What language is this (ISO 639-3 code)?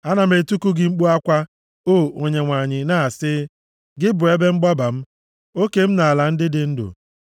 ibo